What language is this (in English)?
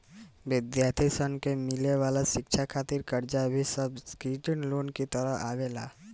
Bhojpuri